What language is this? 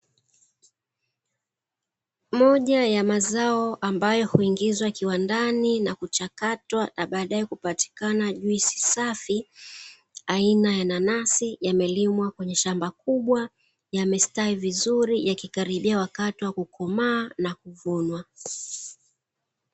Swahili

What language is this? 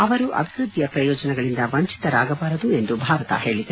Kannada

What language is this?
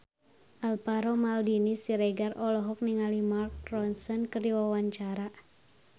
Sundanese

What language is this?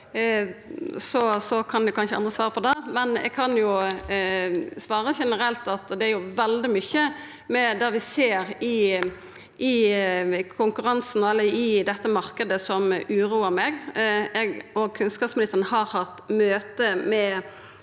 Norwegian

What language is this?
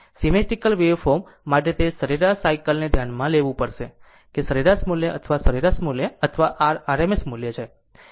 Gujarati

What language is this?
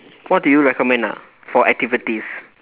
English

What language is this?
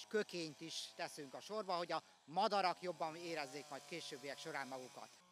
Hungarian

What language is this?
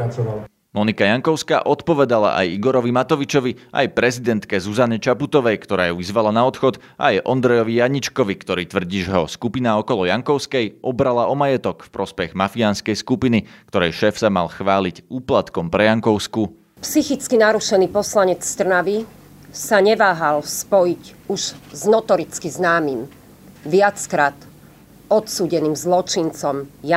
Slovak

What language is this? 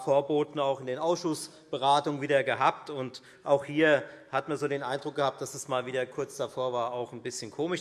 German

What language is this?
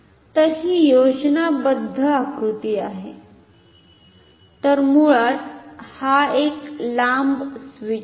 Marathi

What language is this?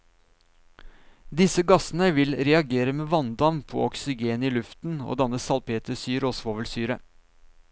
Norwegian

